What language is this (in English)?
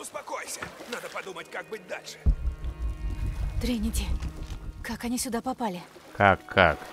Russian